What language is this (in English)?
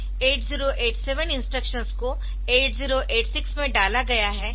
Hindi